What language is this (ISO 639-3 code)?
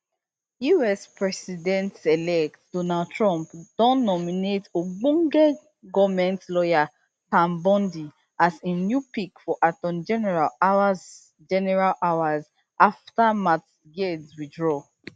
pcm